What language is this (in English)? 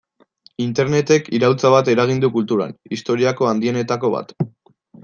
Basque